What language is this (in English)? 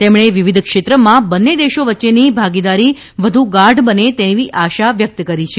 Gujarati